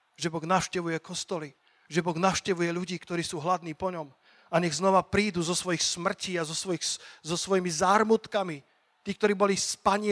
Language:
Slovak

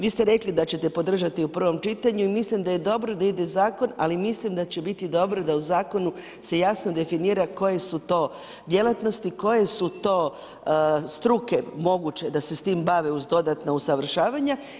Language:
Croatian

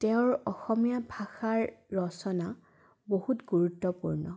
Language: Assamese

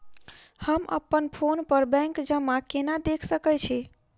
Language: Maithili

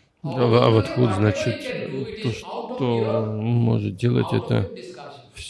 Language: Russian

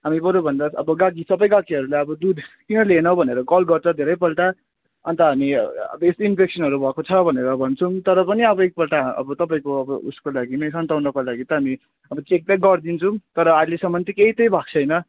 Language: Nepali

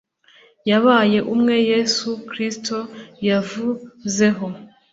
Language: Kinyarwanda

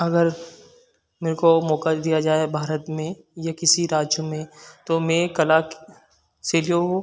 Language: Hindi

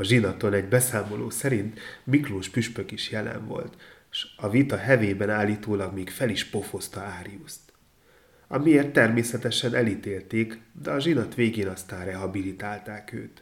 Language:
Hungarian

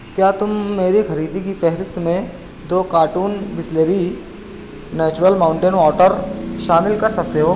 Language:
Urdu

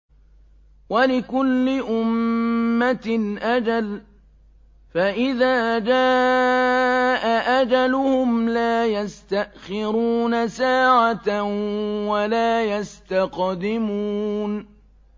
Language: Arabic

